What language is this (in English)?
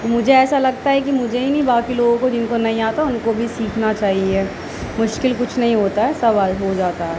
Urdu